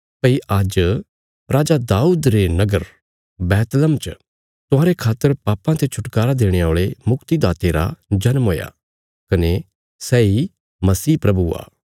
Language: Bilaspuri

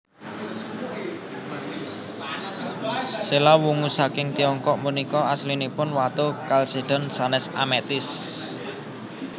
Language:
Javanese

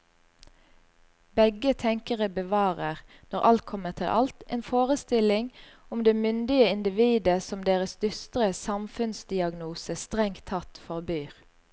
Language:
Norwegian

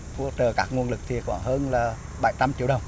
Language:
Vietnamese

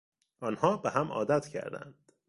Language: Persian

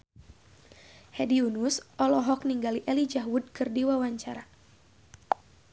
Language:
Sundanese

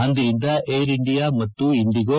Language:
Kannada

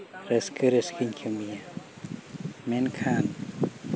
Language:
Santali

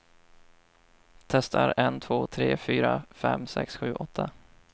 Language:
Swedish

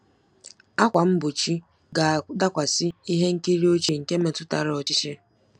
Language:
Igbo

